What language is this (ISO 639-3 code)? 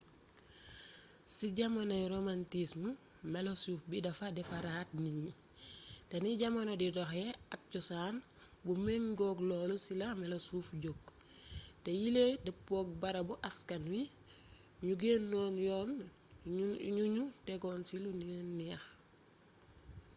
wol